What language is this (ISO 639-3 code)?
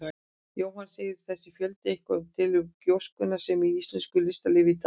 isl